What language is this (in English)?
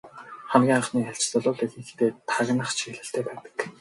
Mongolian